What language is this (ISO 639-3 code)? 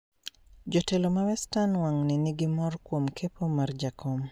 luo